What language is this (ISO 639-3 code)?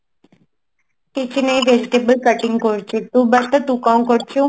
ori